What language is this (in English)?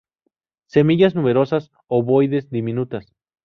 Spanish